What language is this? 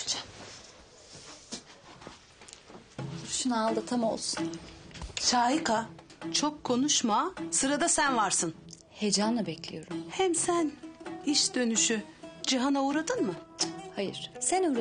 Turkish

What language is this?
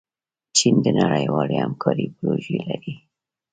Pashto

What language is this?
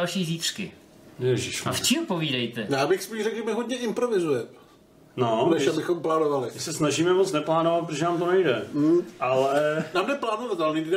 Czech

